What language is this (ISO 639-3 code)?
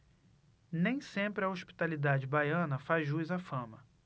por